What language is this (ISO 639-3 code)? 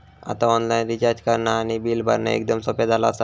mar